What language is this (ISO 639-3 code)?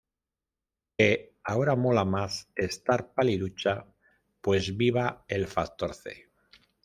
spa